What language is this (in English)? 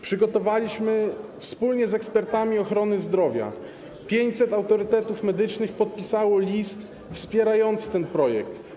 Polish